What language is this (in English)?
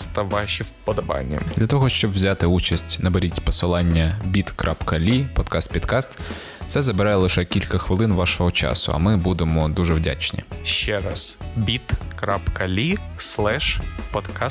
Ukrainian